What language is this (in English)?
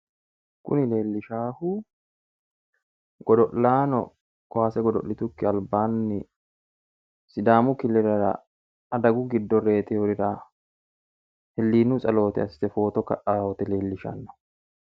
Sidamo